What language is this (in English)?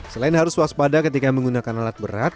Indonesian